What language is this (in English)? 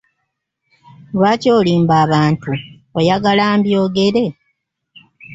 Ganda